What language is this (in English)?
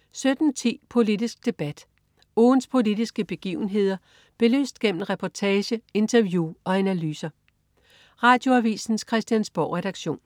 Danish